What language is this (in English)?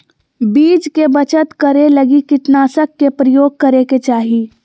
Magahi